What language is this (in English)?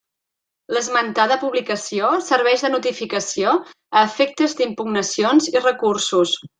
Catalan